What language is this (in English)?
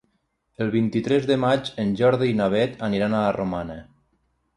Catalan